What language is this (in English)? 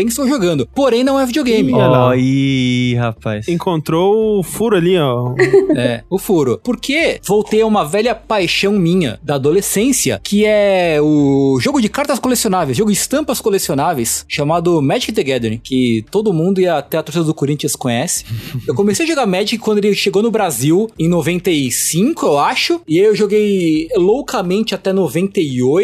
Portuguese